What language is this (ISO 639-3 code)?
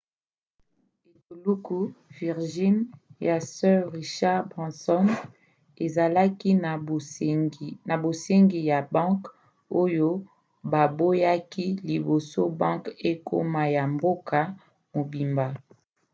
lin